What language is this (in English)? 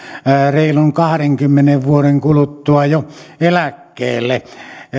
Finnish